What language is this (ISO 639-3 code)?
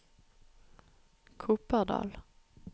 nor